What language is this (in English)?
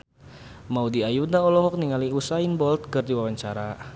Sundanese